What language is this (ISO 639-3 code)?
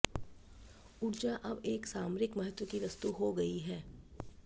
hin